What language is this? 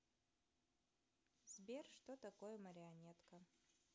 Russian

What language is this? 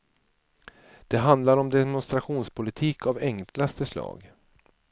Swedish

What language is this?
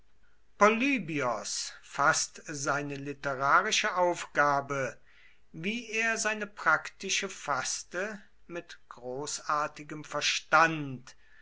German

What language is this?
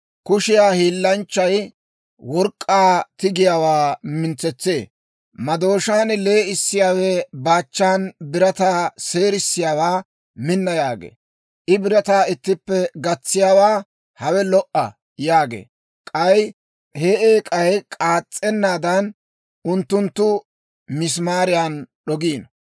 Dawro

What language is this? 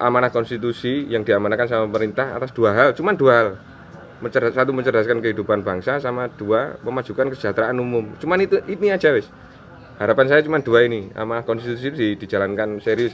Indonesian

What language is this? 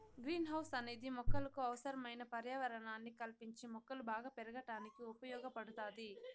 Telugu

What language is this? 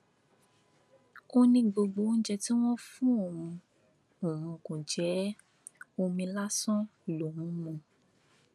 Yoruba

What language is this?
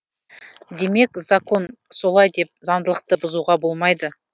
Kazakh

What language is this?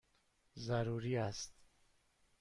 Persian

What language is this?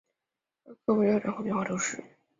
Chinese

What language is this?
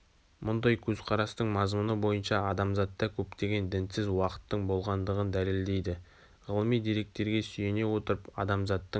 Kazakh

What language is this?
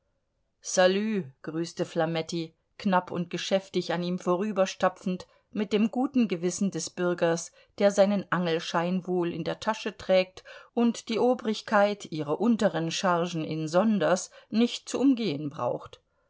German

